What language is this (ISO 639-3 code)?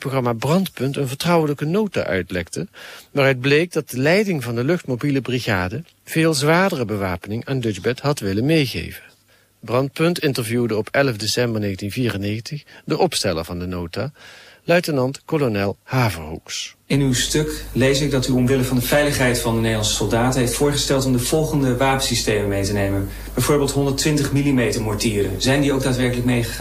nld